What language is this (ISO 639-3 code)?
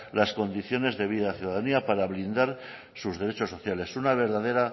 spa